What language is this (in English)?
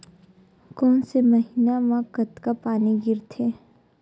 Chhattisgarhi